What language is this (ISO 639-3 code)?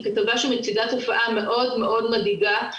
heb